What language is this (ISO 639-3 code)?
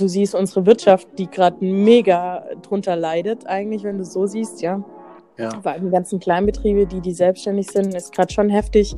deu